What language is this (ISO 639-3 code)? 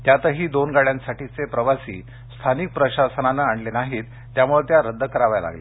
mar